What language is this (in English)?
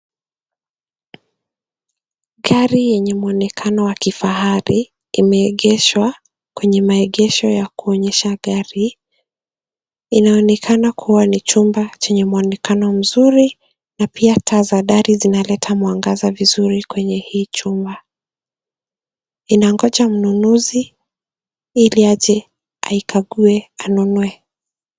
Swahili